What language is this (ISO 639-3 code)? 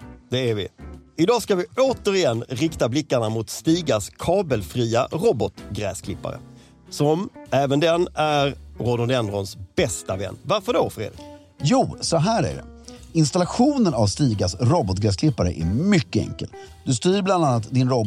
swe